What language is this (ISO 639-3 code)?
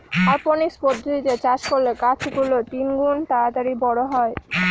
ben